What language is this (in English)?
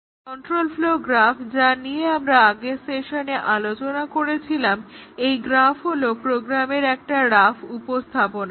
Bangla